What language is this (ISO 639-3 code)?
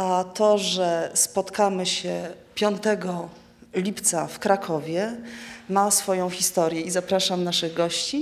pol